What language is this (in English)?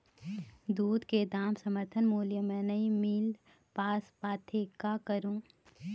Chhattisgarhi